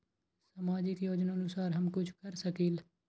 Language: Magahi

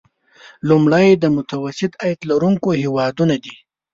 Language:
Pashto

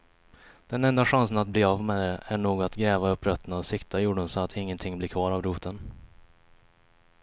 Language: Swedish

